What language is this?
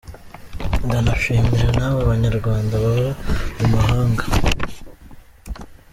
Kinyarwanda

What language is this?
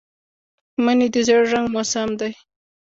Pashto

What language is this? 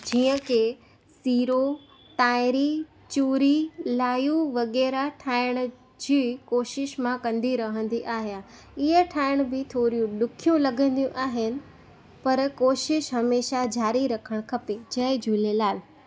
Sindhi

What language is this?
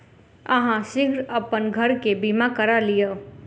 Maithili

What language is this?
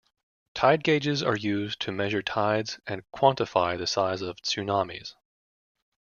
English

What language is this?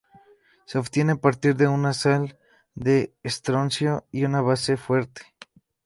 Spanish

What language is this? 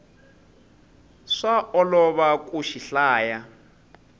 Tsonga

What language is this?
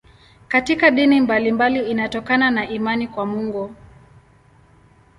Swahili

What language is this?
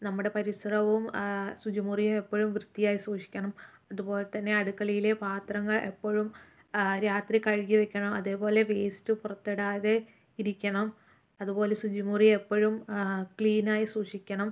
Malayalam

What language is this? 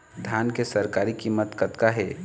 Chhattisgarhi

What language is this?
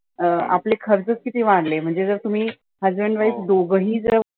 Marathi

